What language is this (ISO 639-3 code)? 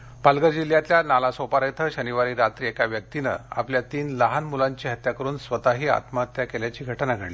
mar